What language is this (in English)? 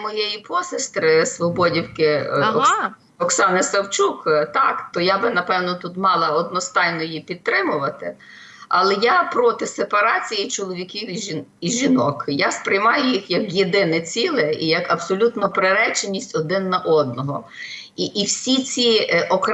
Ukrainian